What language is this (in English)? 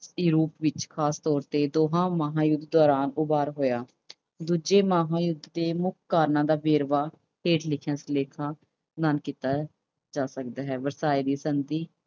Punjabi